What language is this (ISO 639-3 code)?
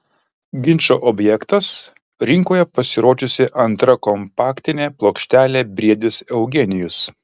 lit